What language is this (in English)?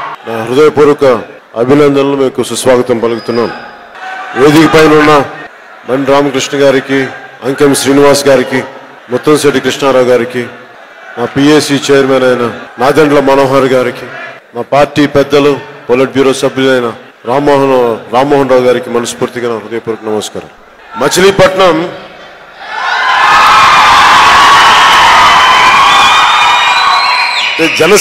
Telugu